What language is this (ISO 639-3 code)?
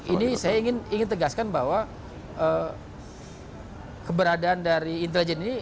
ind